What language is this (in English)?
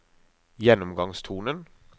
Norwegian